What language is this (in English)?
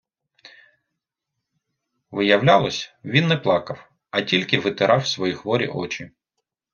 Ukrainian